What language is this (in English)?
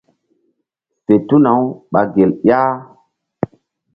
Mbum